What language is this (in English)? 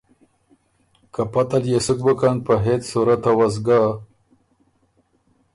Ormuri